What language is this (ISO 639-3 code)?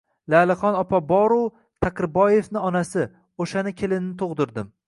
uzb